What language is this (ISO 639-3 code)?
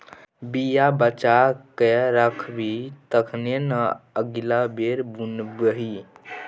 mai